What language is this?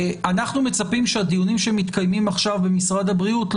Hebrew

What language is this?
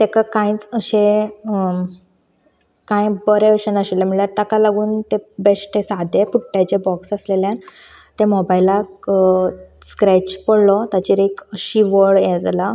Konkani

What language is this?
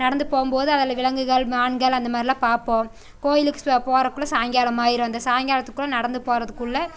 Tamil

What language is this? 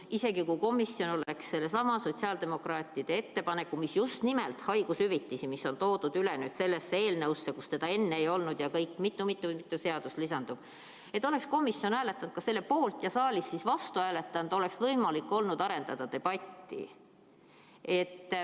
Estonian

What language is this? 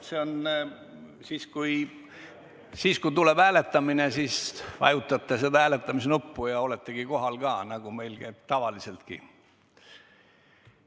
Estonian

